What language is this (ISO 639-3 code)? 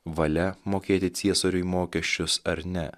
lit